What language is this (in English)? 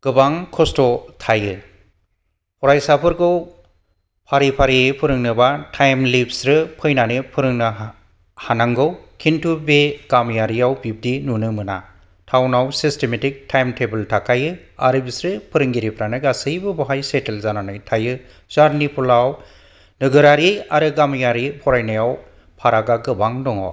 Bodo